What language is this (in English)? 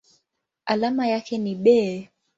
Swahili